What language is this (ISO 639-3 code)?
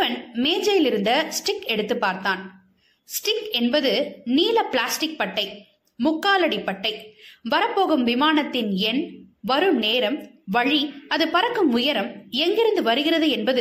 tam